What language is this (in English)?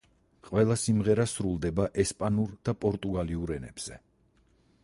Georgian